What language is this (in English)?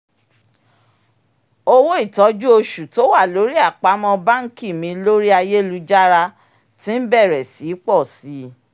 Yoruba